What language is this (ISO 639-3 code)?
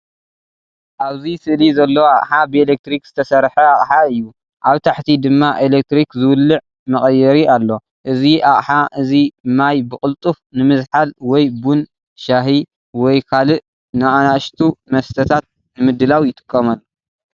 tir